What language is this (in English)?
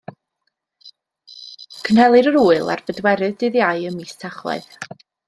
Welsh